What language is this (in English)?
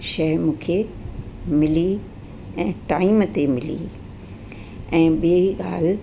Sindhi